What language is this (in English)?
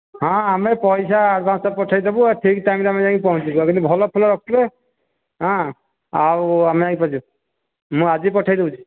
Odia